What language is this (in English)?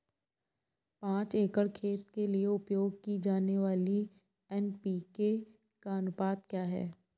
Hindi